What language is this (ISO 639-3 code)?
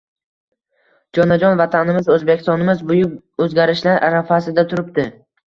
uzb